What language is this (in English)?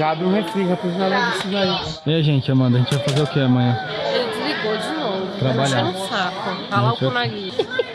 Portuguese